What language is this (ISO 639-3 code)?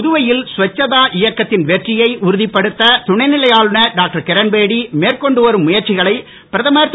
tam